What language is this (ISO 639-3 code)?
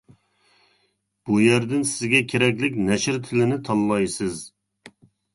uig